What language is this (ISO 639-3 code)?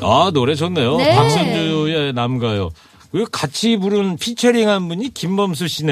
kor